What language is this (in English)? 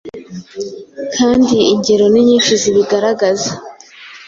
Kinyarwanda